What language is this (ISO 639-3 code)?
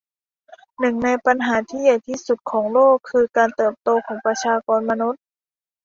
tha